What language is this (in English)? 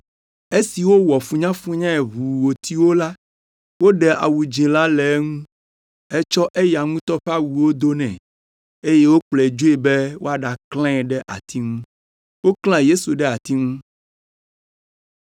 Ewe